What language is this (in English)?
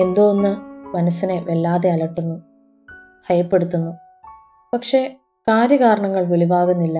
Malayalam